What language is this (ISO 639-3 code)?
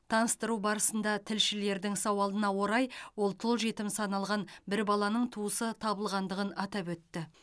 kaz